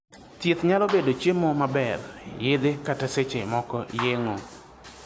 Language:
Luo (Kenya and Tanzania)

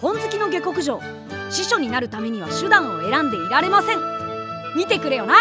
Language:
Japanese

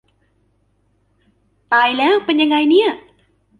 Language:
Thai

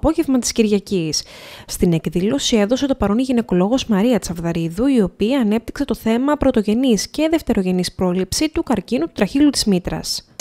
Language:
Greek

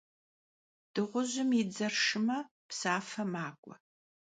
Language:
Kabardian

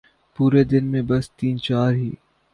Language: Urdu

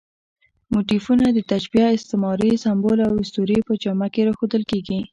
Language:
Pashto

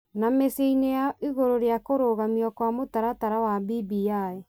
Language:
Kikuyu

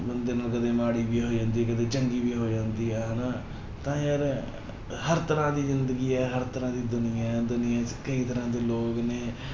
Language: Punjabi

